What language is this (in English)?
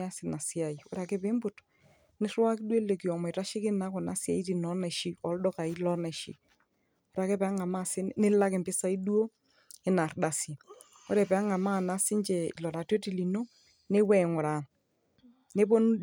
Masai